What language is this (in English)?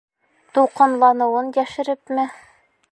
Bashkir